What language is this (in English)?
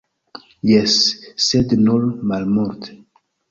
Esperanto